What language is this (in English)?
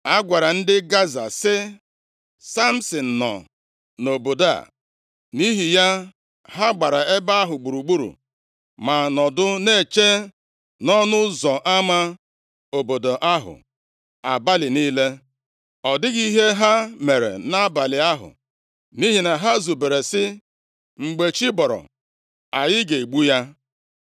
Igbo